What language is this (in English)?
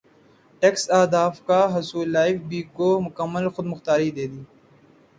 Urdu